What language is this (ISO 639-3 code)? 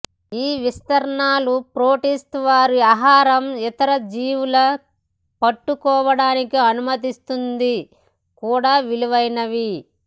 tel